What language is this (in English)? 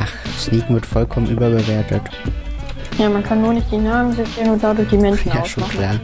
German